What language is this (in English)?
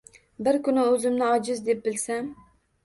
Uzbek